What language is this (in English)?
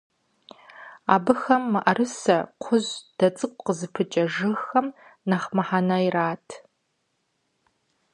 Kabardian